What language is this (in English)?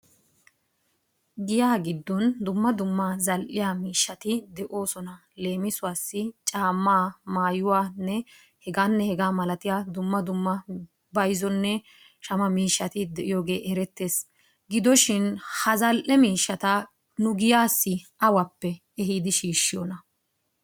Wolaytta